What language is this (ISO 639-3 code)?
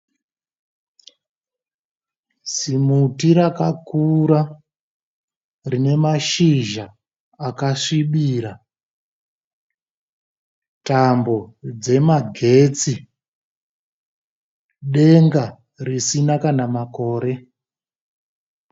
sna